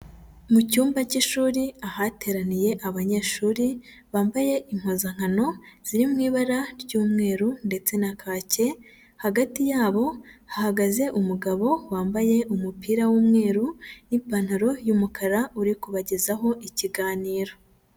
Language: Kinyarwanda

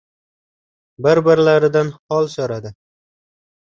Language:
Uzbek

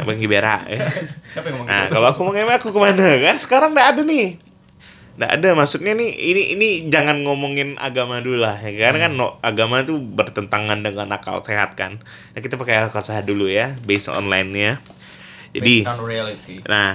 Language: Indonesian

